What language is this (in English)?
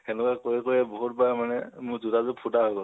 Assamese